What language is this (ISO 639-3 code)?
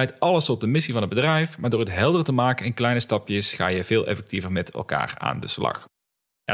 nld